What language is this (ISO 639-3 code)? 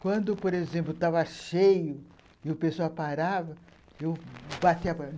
por